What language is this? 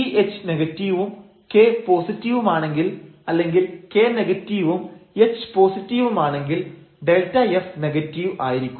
Malayalam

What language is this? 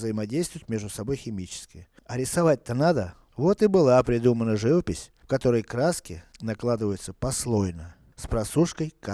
Russian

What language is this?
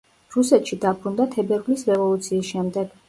Georgian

